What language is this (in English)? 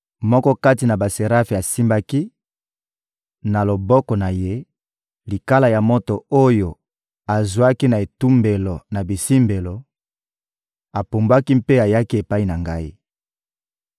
Lingala